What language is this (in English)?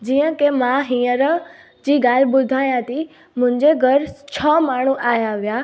Sindhi